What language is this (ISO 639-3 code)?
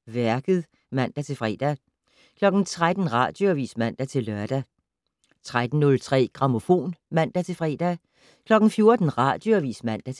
dan